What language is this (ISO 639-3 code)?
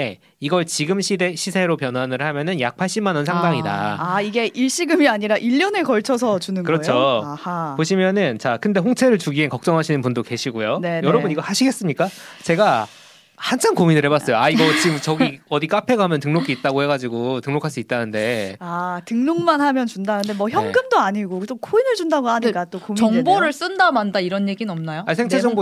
kor